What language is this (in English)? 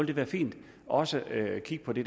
Danish